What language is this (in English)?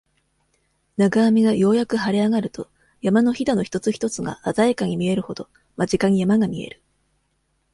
Japanese